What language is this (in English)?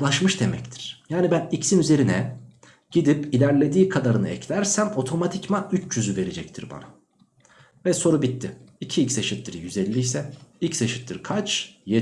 Turkish